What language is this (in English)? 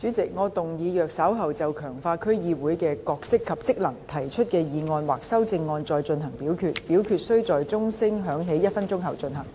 Cantonese